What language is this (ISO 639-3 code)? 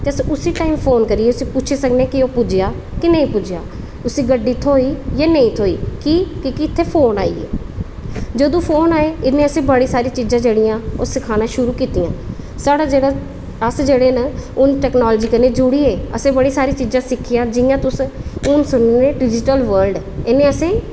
doi